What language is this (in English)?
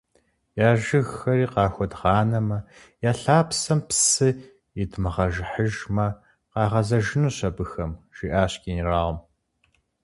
Kabardian